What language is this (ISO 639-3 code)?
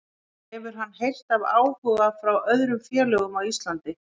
isl